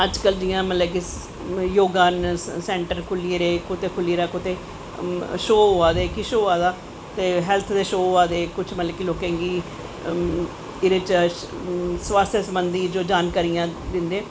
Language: Dogri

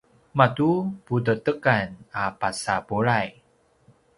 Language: Paiwan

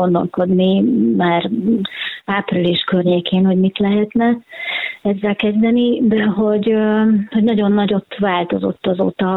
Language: Hungarian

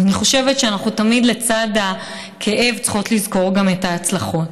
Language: Hebrew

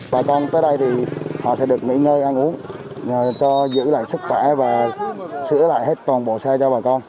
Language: Vietnamese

